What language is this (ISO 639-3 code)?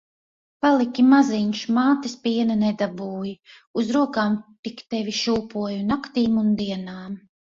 lav